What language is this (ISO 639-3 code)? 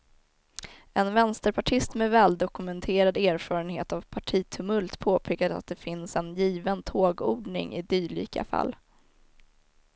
swe